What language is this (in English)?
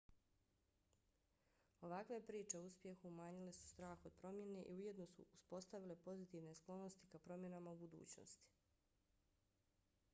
Bosnian